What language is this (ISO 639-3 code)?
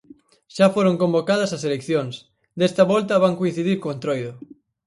glg